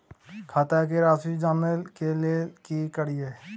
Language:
Maithili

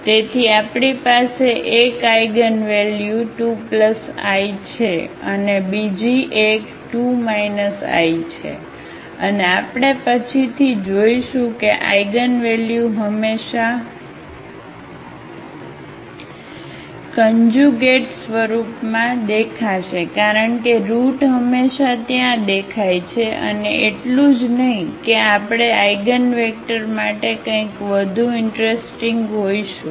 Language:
Gujarati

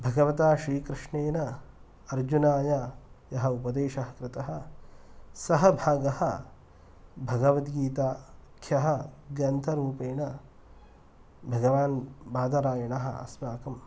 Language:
Sanskrit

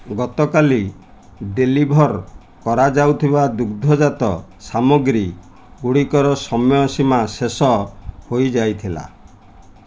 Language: Odia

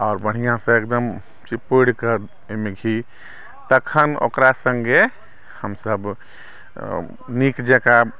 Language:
Maithili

